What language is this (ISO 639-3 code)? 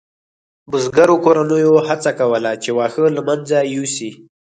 pus